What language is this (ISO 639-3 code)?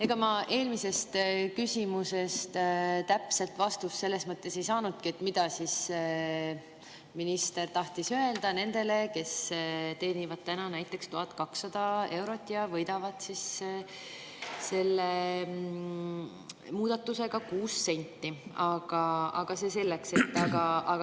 est